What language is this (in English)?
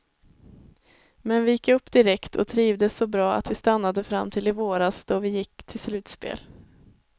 Swedish